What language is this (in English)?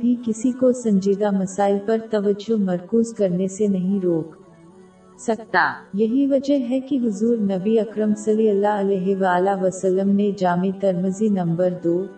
Urdu